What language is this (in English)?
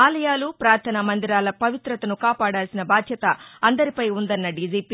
Telugu